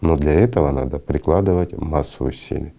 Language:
Russian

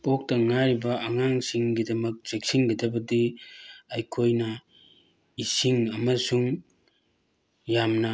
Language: Manipuri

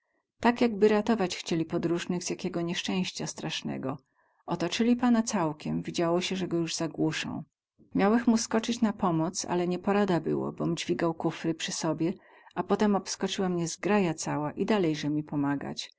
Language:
Polish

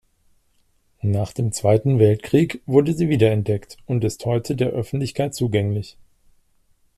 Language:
German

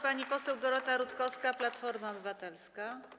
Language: Polish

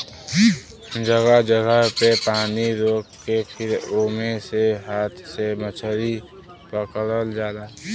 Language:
Bhojpuri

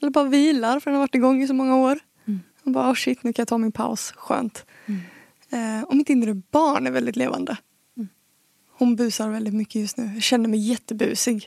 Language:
Swedish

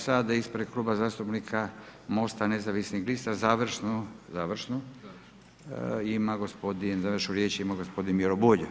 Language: Croatian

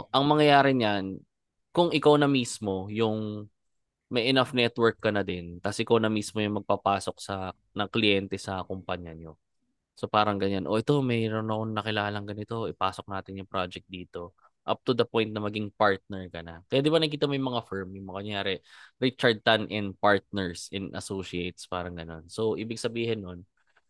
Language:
Filipino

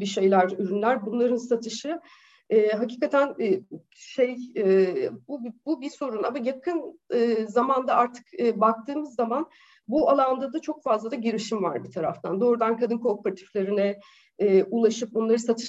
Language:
Turkish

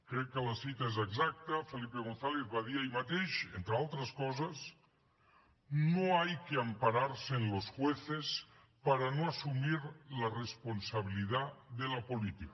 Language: Catalan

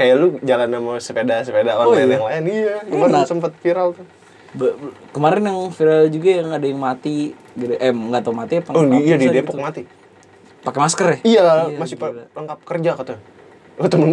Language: Indonesian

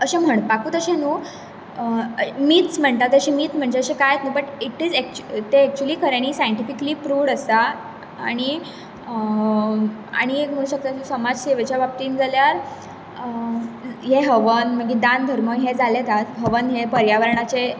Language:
Konkani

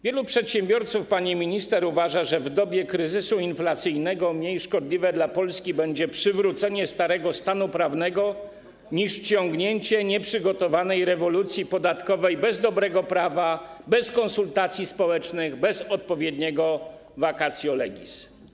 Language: Polish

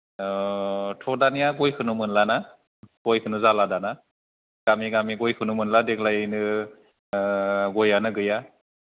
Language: Bodo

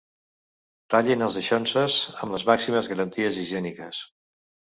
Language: Catalan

